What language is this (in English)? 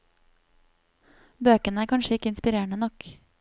Norwegian